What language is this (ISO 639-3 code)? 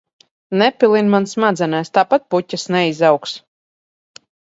lav